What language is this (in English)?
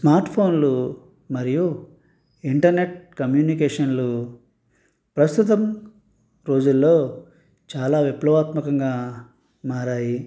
Telugu